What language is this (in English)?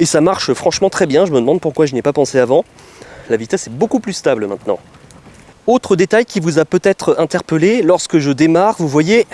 French